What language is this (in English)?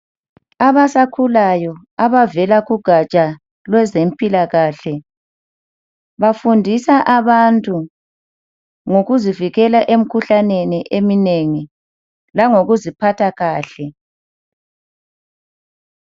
North Ndebele